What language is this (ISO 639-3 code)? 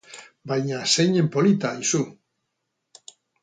eus